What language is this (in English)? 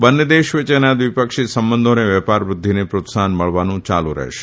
Gujarati